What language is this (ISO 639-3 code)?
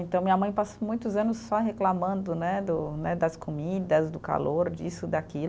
por